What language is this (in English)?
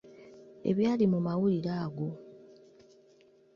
Ganda